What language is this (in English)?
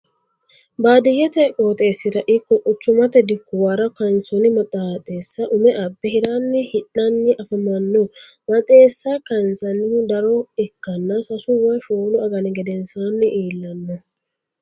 Sidamo